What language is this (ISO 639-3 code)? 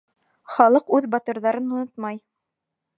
bak